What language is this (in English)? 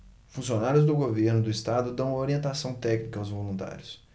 Portuguese